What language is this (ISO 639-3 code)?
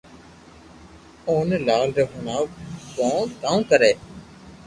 lrk